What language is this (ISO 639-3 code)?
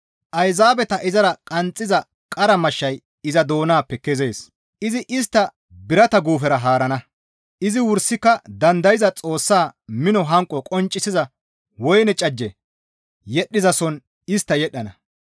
gmv